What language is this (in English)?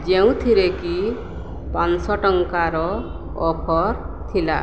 Odia